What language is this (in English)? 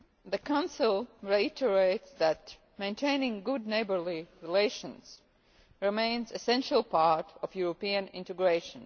English